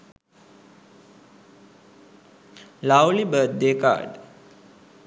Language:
Sinhala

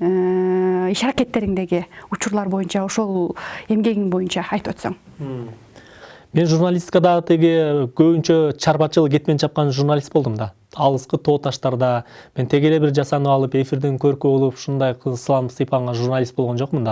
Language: Turkish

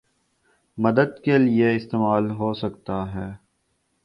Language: Urdu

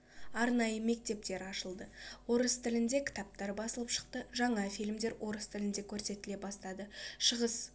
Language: Kazakh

